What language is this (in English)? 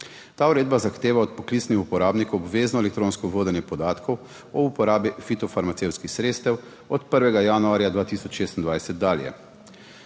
Slovenian